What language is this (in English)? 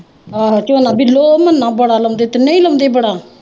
Punjabi